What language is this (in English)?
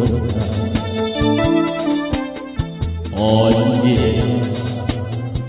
Korean